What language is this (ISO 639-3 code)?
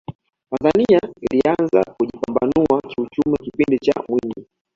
swa